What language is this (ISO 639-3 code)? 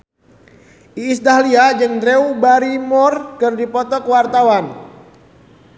sun